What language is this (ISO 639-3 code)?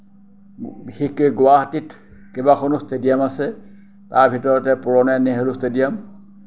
asm